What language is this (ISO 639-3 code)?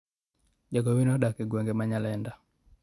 luo